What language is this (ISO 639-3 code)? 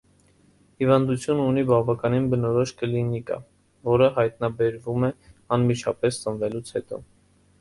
hye